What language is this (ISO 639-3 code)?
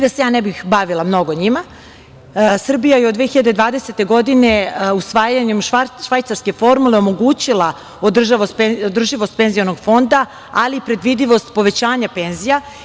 srp